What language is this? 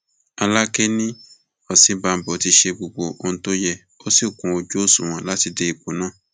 Yoruba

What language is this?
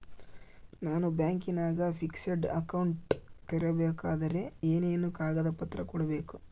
Kannada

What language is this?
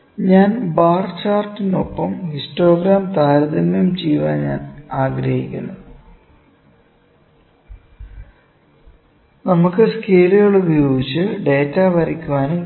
Malayalam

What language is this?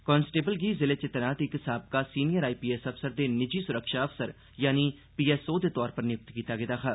Dogri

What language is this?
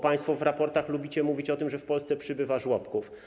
Polish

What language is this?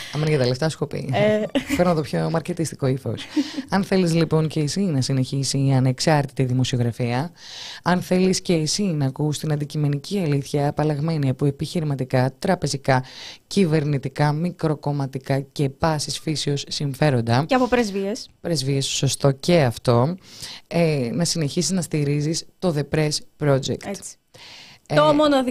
Greek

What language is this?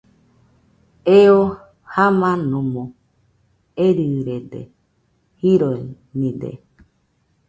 Nüpode Huitoto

